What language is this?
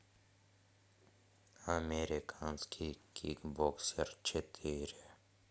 Russian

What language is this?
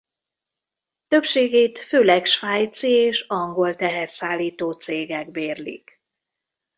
Hungarian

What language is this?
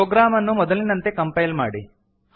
Kannada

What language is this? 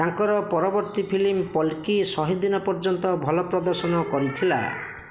Odia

